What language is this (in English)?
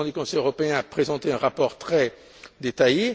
French